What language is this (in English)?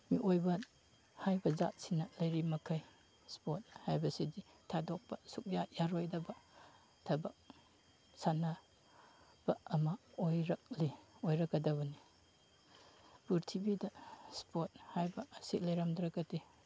Manipuri